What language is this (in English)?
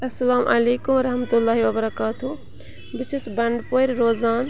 Kashmiri